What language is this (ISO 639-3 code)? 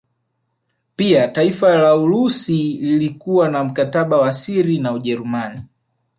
swa